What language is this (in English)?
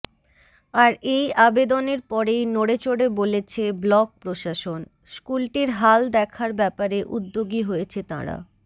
Bangla